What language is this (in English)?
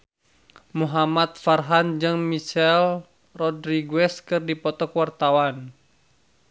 Sundanese